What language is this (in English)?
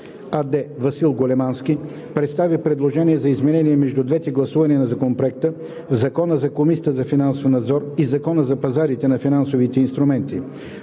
Bulgarian